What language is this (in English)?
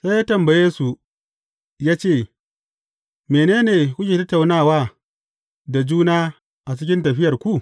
Hausa